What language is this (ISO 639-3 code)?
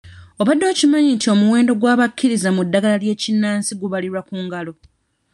lug